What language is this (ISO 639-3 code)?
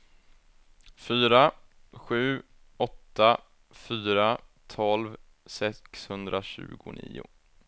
swe